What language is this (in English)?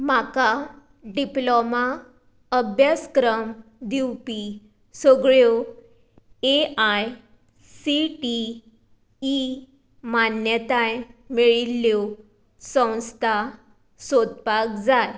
Konkani